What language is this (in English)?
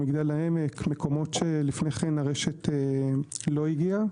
Hebrew